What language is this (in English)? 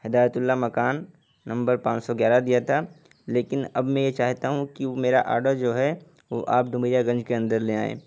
Urdu